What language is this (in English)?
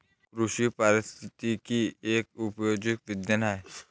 Marathi